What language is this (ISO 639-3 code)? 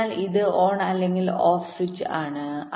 mal